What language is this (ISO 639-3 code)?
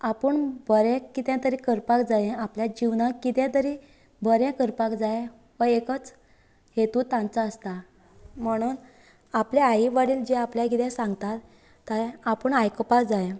kok